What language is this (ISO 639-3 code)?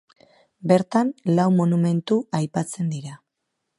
eus